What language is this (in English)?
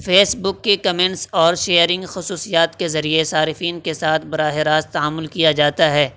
Urdu